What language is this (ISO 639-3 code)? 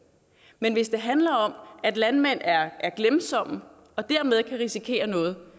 dan